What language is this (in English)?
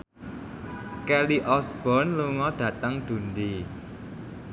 Javanese